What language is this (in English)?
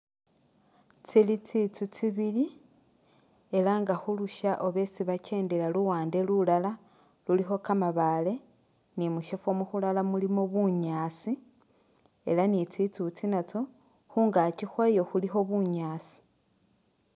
Masaaba